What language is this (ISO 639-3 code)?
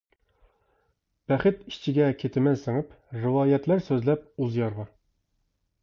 uig